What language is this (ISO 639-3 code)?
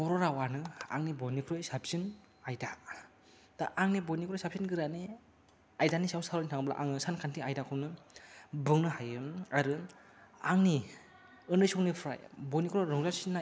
brx